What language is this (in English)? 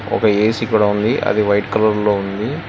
Telugu